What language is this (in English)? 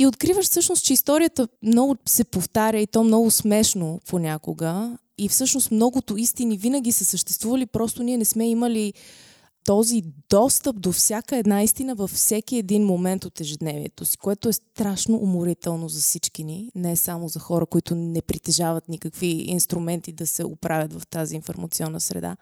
Bulgarian